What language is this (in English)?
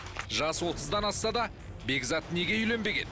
Kazakh